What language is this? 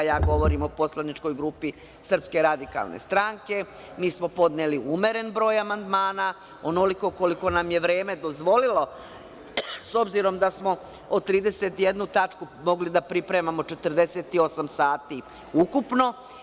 Serbian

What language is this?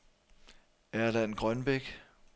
Danish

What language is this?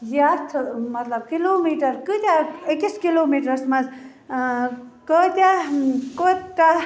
Kashmiri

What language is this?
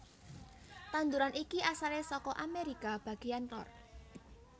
Javanese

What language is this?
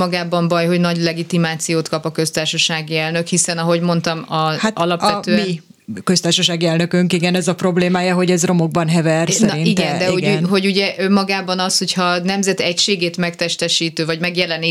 Hungarian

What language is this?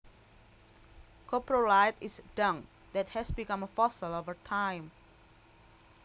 Javanese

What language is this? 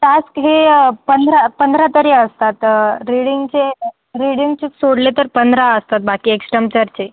Marathi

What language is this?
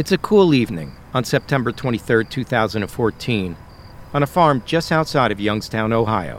English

